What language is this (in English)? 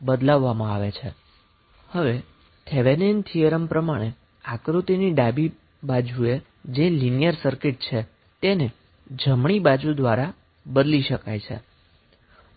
Gujarati